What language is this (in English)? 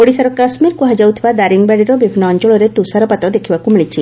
Odia